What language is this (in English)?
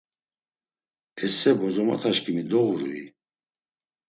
Laz